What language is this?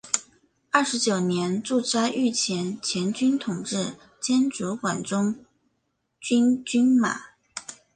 Chinese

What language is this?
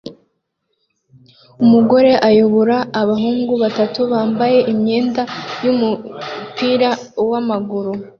Kinyarwanda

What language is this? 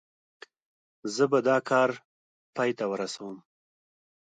Pashto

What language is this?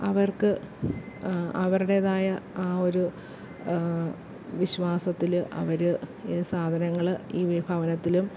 Malayalam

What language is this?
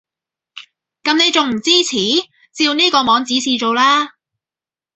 Cantonese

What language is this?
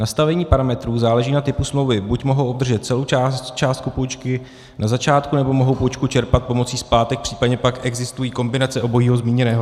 Czech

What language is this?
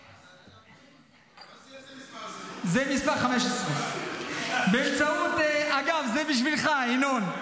Hebrew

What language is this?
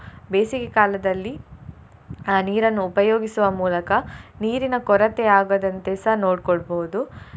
Kannada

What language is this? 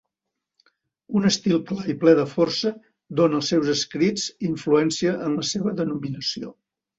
Catalan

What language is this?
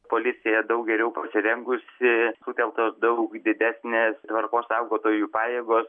Lithuanian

